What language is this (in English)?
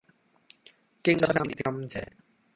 Cantonese